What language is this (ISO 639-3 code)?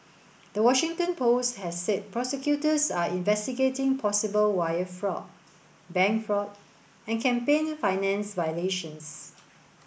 eng